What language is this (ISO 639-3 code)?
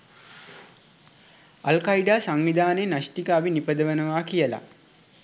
sin